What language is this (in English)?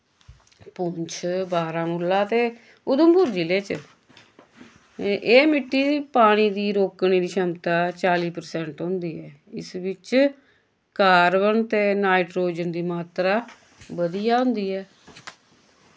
Dogri